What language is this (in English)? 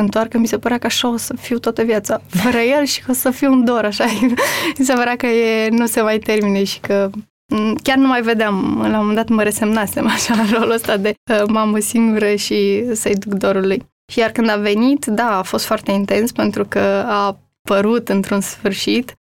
Romanian